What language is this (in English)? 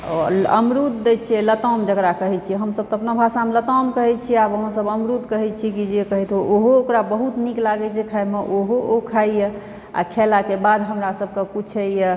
Maithili